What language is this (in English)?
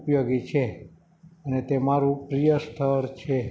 Gujarati